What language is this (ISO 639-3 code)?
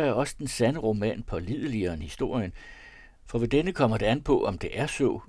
dan